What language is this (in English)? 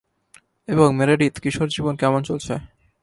Bangla